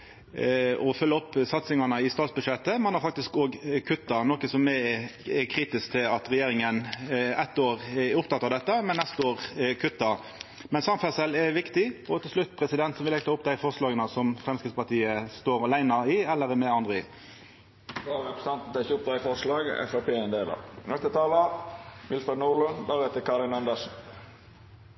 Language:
Norwegian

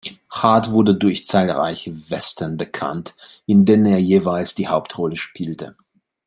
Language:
German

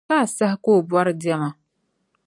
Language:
Dagbani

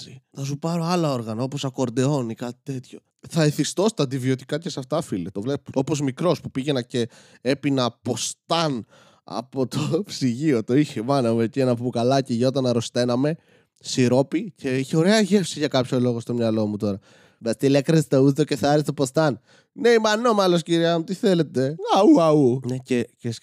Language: Greek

